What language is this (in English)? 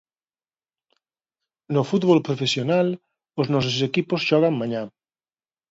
Galician